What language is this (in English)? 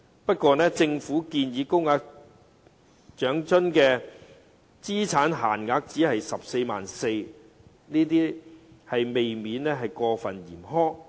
Cantonese